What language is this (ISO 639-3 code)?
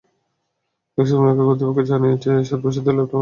ben